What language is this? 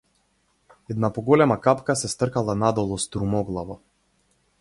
Macedonian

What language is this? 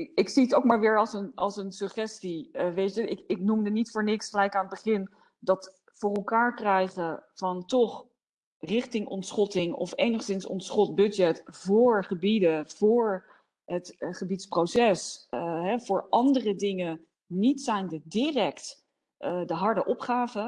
Dutch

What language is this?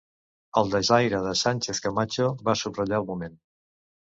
Catalan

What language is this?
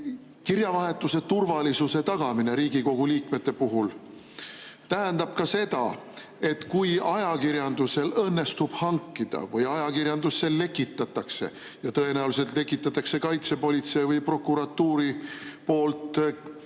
Estonian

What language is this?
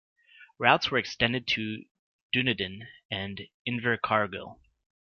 English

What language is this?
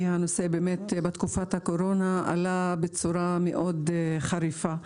Hebrew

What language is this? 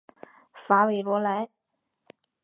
Chinese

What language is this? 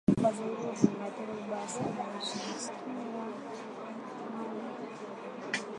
Swahili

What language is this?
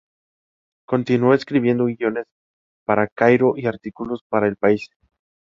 Spanish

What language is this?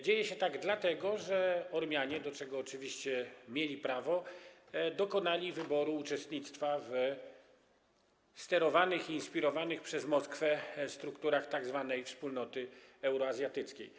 Polish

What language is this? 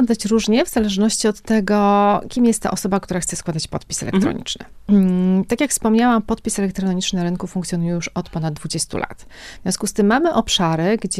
Polish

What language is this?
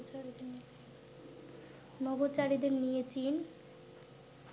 Bangla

